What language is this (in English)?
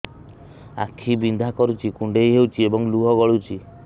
Odia